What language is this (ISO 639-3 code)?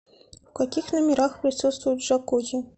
rus